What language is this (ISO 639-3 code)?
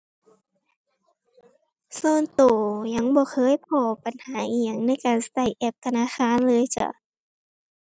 tha